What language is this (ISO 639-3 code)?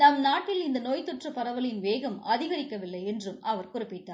tam